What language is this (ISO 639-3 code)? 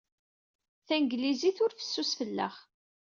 kab